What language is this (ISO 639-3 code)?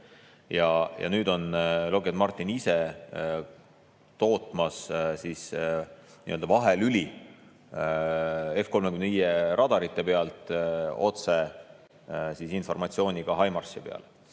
est